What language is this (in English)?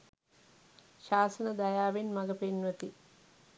Sinhala